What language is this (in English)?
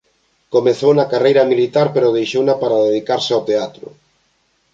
Galician